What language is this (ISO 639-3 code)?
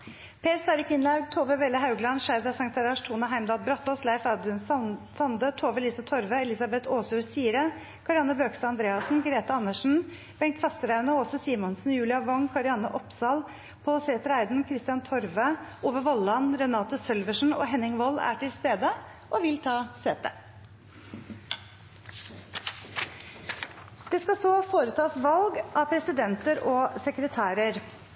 nno